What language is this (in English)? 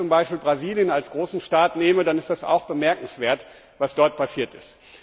German